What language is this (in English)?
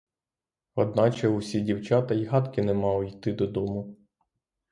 Ukrainian